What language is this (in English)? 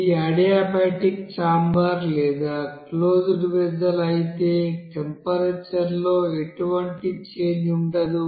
Telugu